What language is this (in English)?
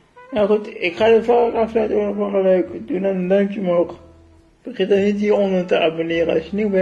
Dutch